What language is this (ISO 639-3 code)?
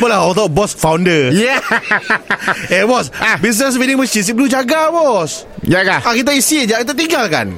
msa